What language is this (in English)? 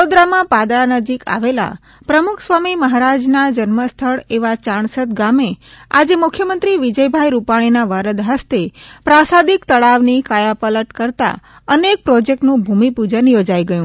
Gujarati